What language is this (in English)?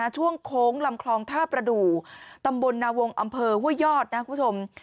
Thai